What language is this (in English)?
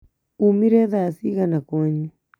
Kikuyu